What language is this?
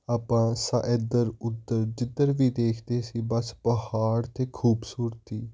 Punjabi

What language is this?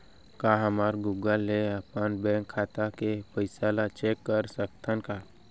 Chhattisgarhi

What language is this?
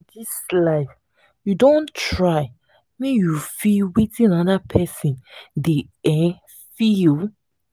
Nigerian Pidgin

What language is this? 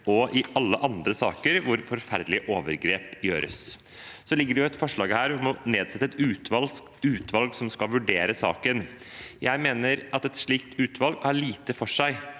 Norwegian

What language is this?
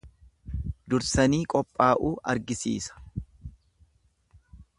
Oromo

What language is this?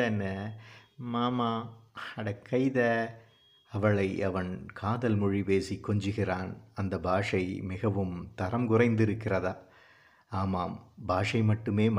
Tamil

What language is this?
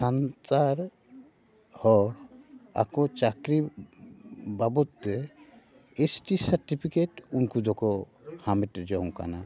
Santali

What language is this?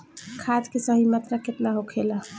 Bhojpuri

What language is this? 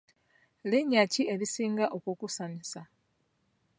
Ganda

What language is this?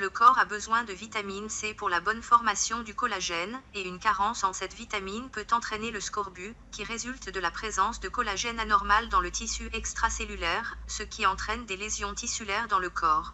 French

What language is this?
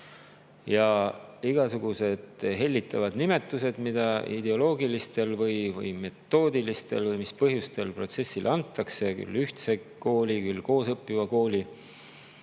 Estonian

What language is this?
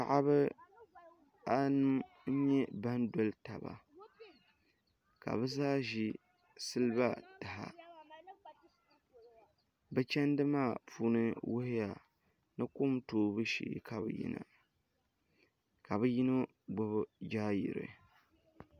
Dagbani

